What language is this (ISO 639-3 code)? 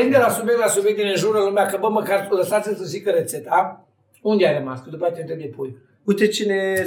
ron